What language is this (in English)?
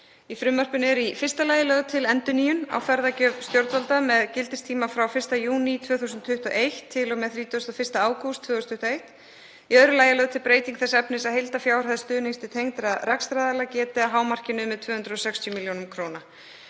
Icelandic